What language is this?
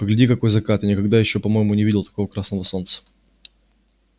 Russian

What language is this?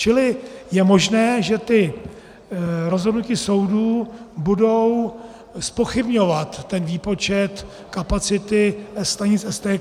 Czech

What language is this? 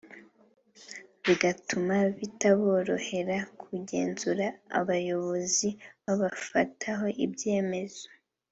Kinyarwanda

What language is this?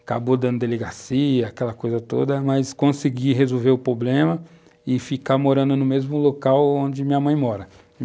Portuguese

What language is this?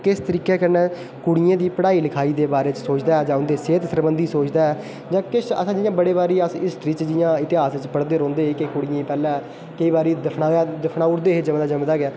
Dogri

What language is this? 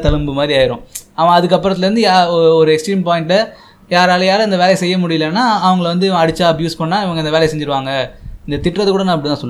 Tamil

